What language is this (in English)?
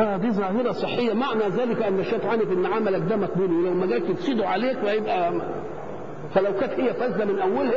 Arabic